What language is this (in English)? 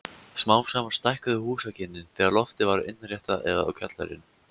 Icelandic